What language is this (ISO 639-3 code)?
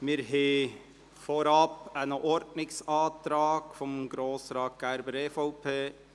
gsw